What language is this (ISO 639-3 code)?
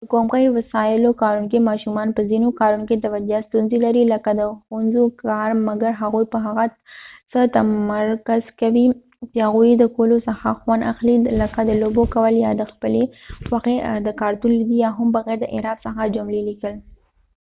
pus